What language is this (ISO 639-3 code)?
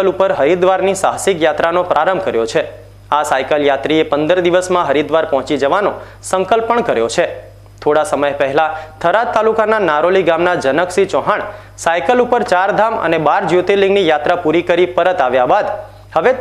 ind